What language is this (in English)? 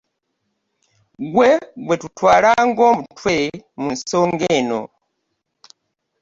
Ganda